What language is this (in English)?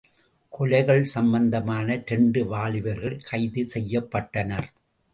Tamil